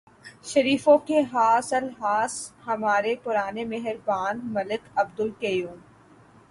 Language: Urdu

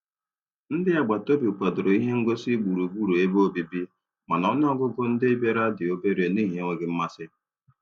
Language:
Igbo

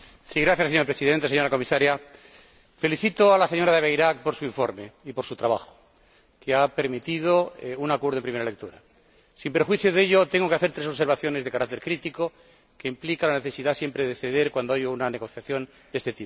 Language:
Spanish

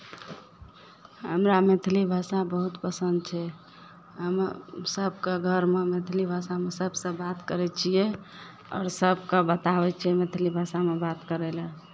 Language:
Maithili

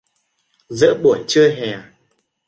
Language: Vietnamese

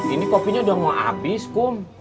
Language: Indonesian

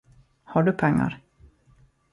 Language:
Swedish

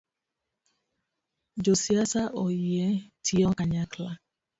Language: Luo (Kenya and Tanzania)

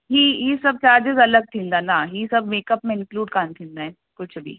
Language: Sindhi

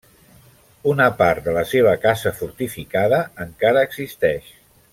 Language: Catalan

